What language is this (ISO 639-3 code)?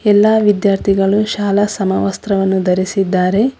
kan